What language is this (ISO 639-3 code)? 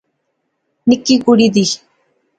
phr